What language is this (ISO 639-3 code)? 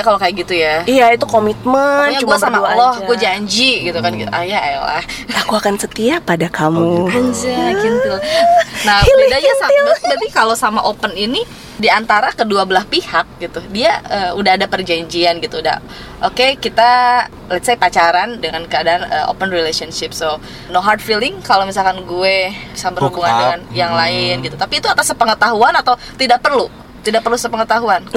ind